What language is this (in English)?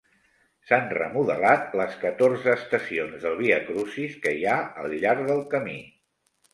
Catalan